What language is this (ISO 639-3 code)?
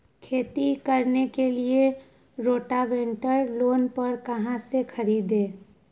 mag